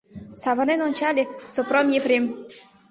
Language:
Mari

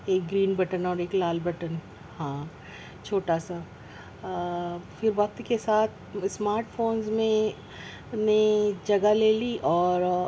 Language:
Urdu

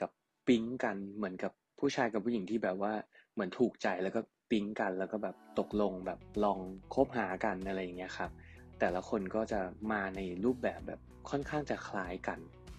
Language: Thai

